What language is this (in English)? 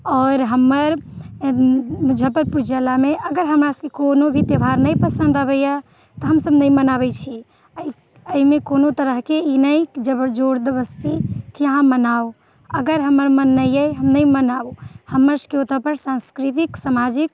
Maithili